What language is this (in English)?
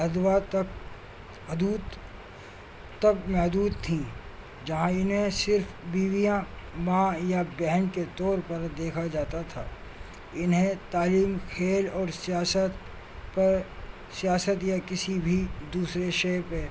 Urdu